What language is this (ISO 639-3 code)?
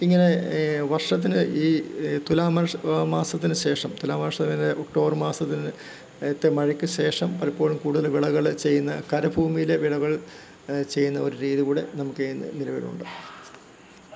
mal